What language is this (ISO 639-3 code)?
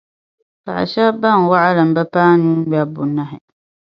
dag